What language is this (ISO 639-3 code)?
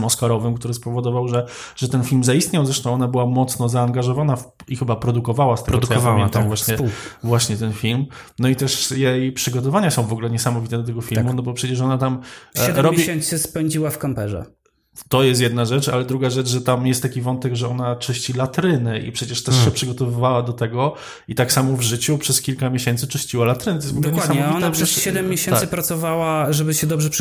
pol